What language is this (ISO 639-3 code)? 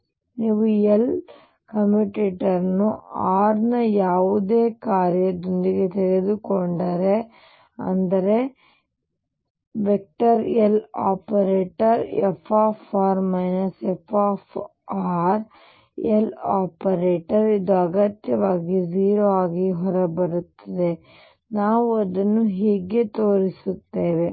kan